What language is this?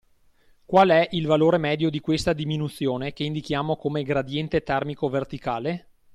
Italian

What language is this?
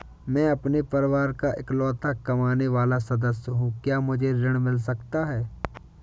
Hindi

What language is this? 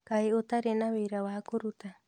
Kikuyu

